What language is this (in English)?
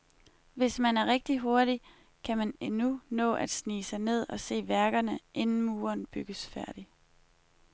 Danish